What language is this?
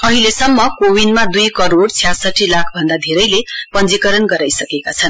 Nepali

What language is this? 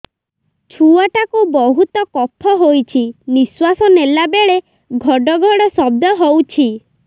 Odia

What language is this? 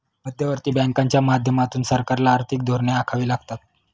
Marathi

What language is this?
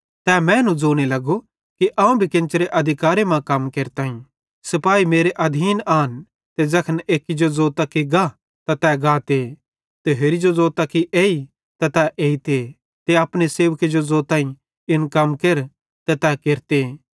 Bhadrawahi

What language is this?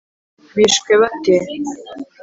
Kinyarwanda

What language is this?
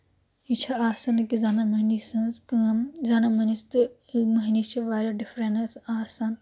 Kashmiri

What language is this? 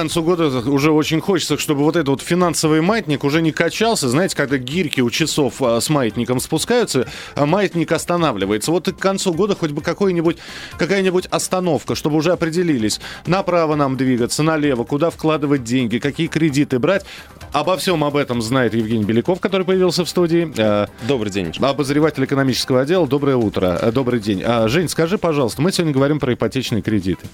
Russian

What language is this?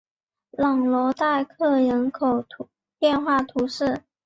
Chinese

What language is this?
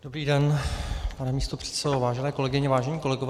Czech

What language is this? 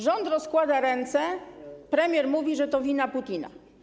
Polish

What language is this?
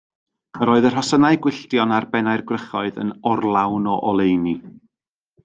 Welsh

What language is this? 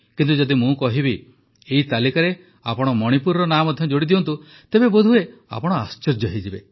Odia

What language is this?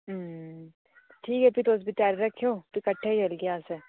Dogri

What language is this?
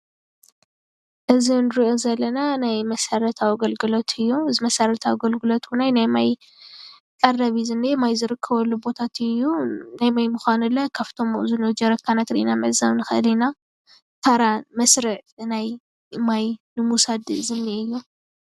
Tigrinya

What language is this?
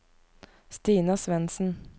Norwegian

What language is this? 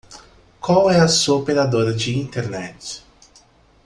Portuguese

